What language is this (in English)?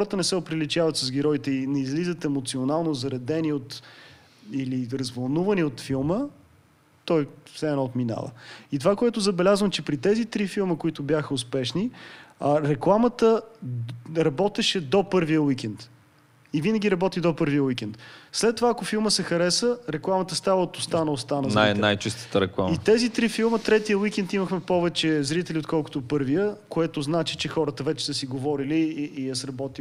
Bulgarian